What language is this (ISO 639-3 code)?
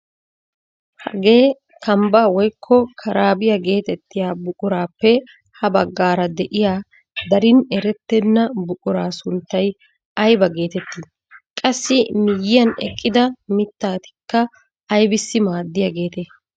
wal